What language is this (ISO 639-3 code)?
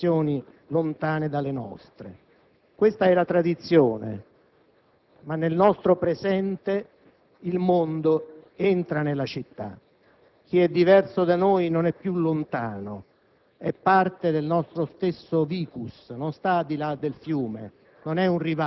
ita